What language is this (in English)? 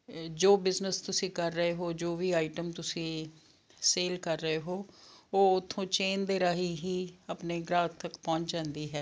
Punjabi